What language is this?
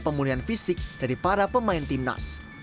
Indonesian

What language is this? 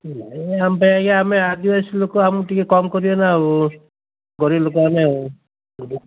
Odia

